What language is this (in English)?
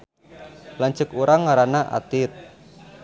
Sundanese